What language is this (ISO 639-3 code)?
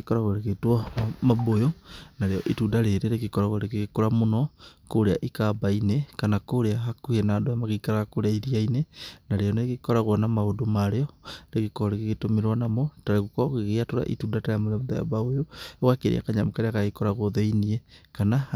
kik